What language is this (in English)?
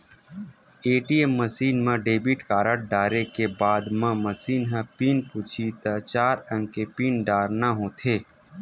Chhattisgarhi